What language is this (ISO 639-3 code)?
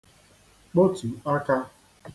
ibo